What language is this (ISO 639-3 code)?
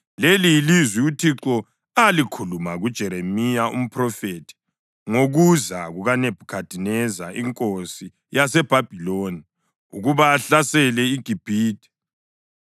nde